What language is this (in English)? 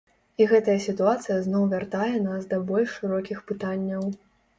Belarusian